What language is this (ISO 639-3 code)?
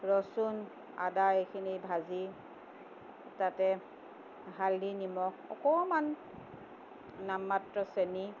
asm